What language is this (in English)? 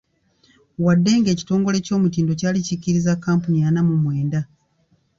Ganda